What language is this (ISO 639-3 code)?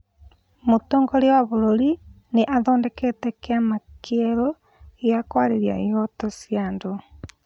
kik